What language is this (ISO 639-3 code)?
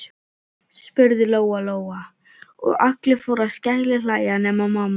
isl